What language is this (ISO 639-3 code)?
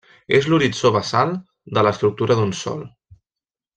cat